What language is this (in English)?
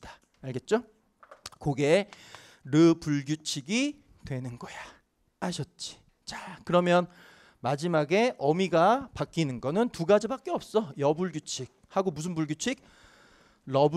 Korean